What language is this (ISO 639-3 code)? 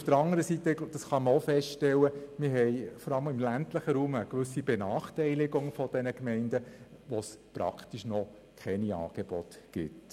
gsw